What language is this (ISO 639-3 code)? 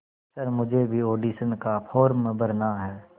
hin